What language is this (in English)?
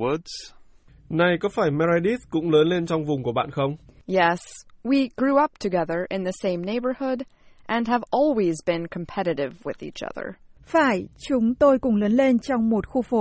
Vietnamese